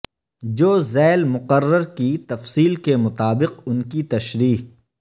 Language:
Urdu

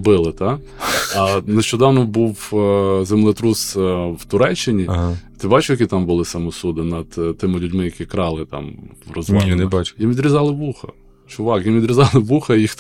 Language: Ukrainian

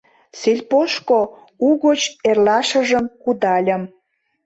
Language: Mari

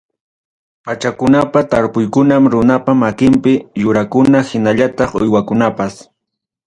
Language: Ayacucho Quechua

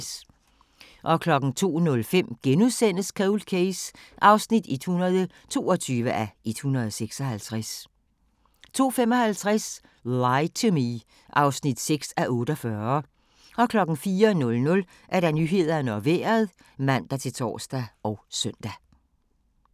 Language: Danish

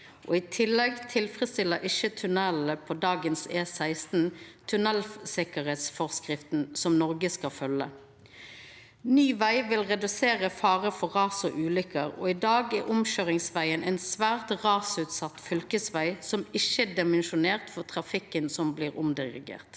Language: Norwegian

